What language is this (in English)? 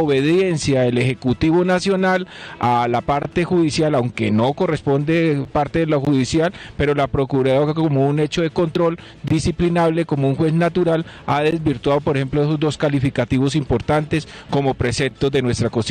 Spanish